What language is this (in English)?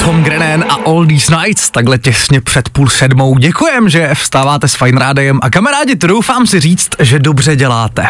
Czech